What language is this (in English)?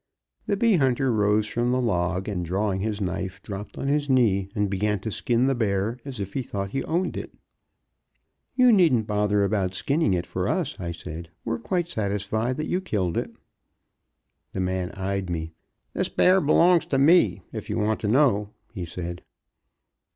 English